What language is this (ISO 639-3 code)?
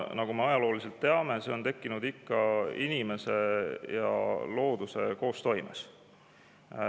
est